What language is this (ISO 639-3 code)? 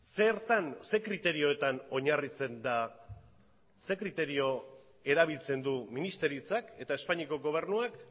eus